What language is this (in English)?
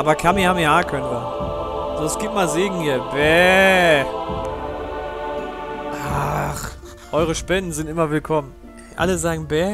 German